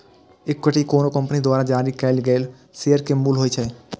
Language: Maithili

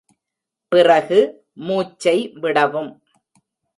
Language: Tamil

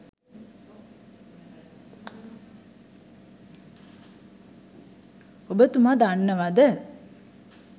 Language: Sinhala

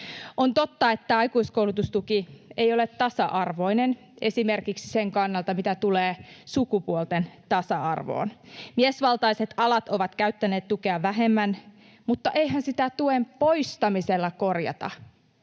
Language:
Finnish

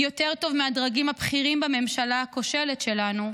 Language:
Hebrew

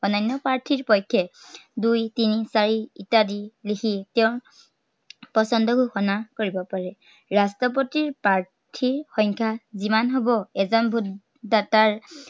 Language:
Assamese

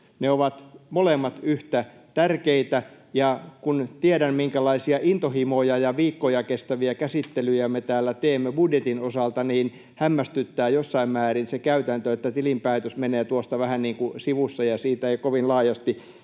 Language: Finnish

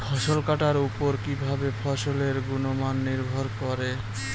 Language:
Bangla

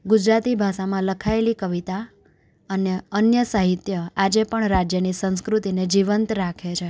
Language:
Gujarati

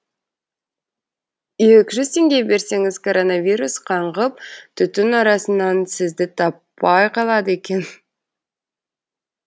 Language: Kazakh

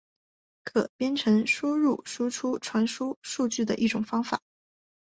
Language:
Chinese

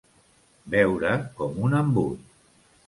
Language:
Catalan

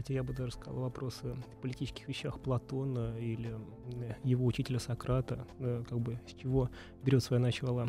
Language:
Russian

